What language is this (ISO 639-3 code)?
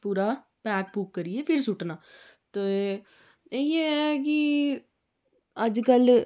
doi